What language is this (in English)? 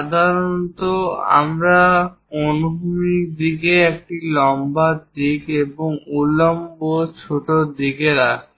Bangla